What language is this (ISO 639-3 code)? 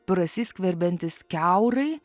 lit